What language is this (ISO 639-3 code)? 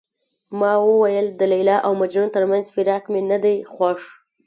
pus